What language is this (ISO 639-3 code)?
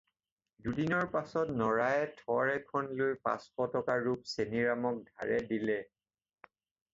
asm